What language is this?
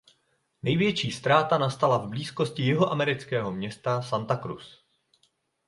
Czech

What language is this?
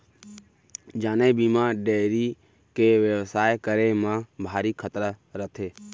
Chhattisgarhi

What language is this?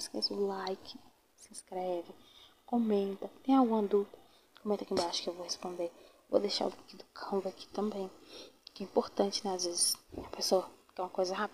Portuguese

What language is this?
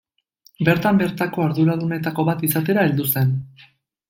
Basque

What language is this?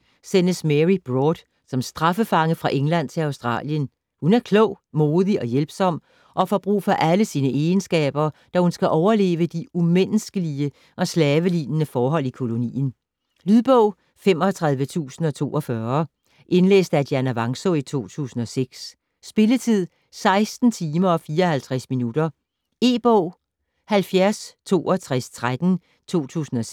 Danish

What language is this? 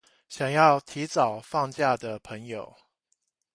Chinese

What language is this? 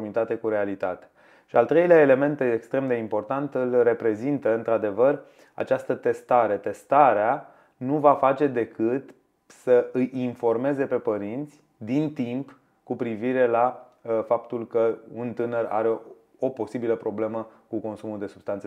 Romanian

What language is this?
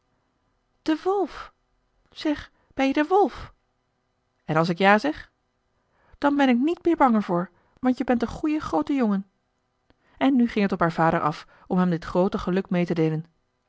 Dutch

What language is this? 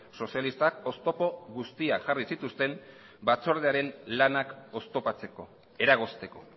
Basque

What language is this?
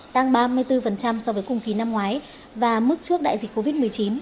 Vietnamese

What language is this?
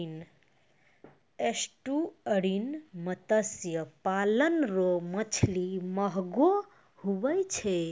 Maithili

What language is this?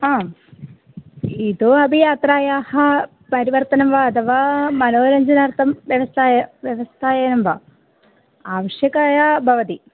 Sanskrit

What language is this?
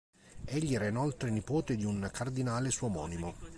Italian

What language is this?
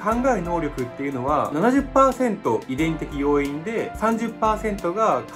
Japanese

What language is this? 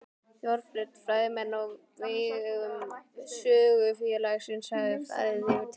Icelandic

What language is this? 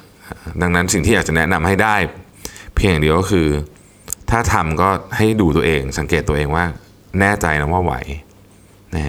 Thai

